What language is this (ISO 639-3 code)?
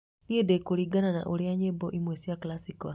kik